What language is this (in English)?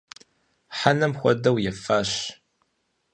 Kabardian